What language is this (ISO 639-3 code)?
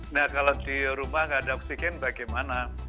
ind